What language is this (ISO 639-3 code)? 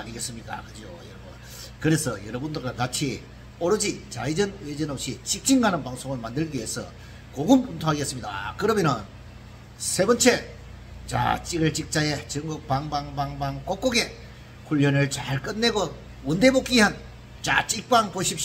kor